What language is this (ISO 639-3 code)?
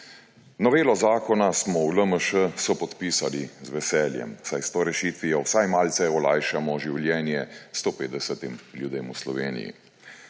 slv